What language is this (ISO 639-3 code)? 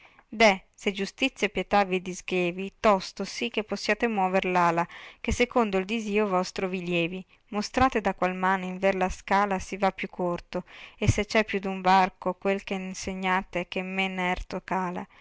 ita